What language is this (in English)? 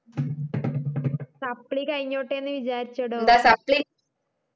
Malayalam